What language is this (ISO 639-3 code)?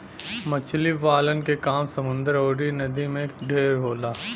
bho